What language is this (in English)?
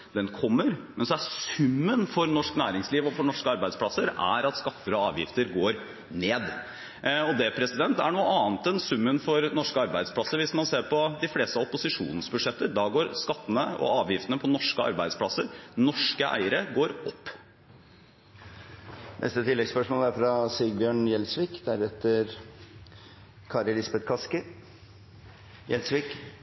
Norwegian